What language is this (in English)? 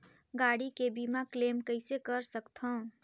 Chhattisgarhi